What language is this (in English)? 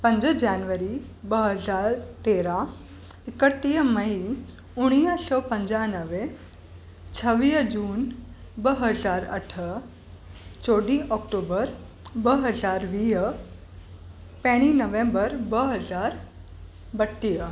Sindhi